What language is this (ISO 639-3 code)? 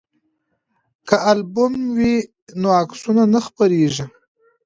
pus